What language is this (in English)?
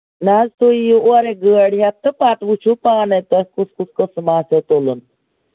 Kashmiri